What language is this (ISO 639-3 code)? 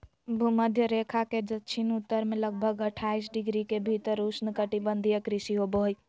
mag